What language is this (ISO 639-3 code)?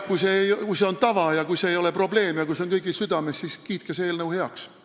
est